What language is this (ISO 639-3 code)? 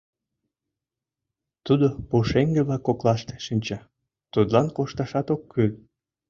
chm